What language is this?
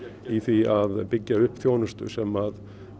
Icelandic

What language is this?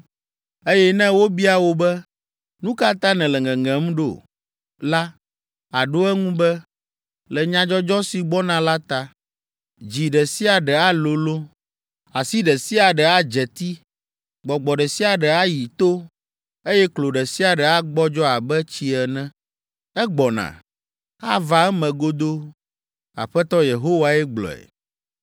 Ewe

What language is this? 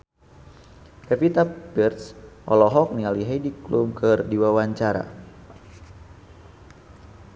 Sundanese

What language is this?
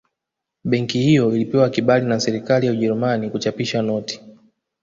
Swahili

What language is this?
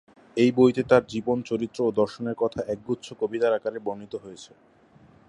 Bangla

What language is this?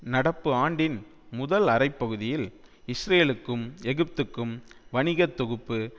Tamil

